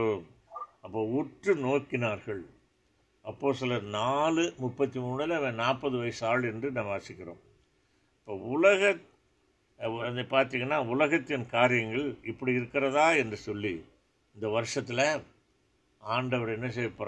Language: Tamil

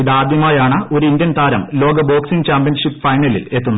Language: Malayalam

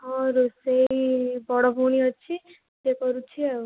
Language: Odia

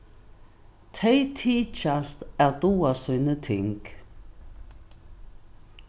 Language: Faroese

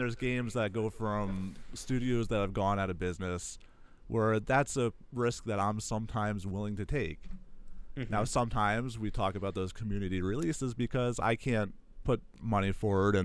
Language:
English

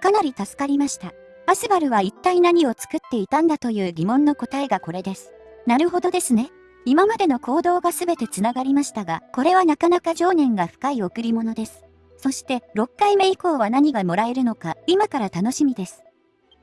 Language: Japanese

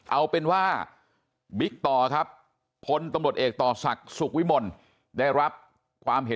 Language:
Thai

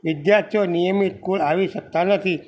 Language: Gujarati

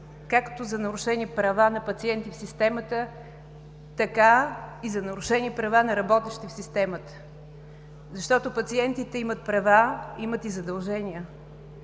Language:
Bulgarian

